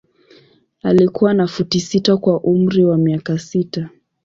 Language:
Swahili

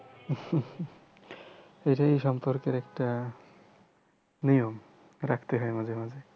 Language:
Bangla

